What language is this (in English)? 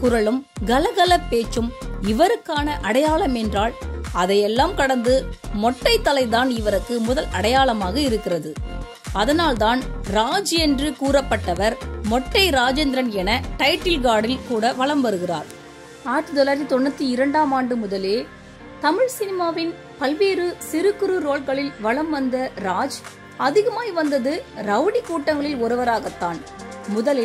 Thai